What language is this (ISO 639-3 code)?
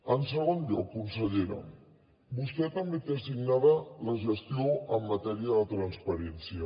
cat